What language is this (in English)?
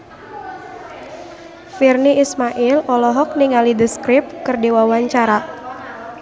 Sundanese